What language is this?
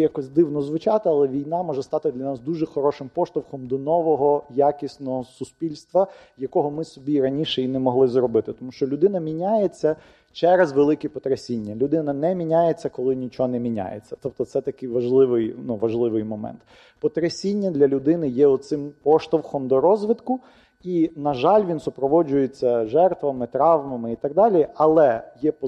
Ukrainian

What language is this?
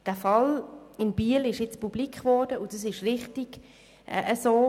Swiss German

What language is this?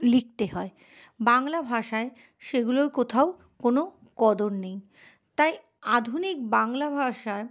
Bangla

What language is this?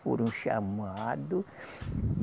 Portuguese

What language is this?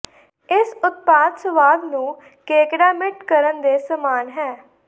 Punjabi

